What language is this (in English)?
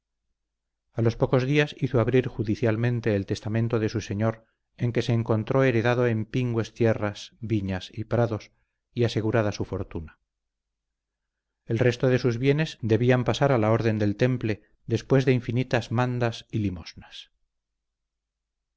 Spanish